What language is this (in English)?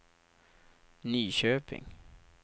Swedish